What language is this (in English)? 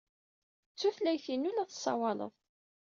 Kabyle